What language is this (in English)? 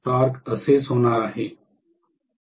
Marathi